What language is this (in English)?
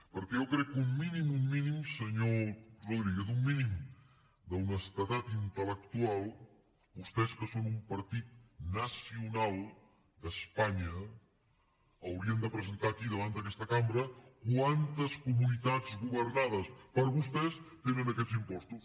Catalan